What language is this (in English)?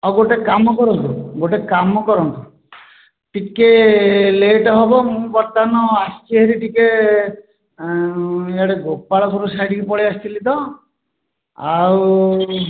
Odia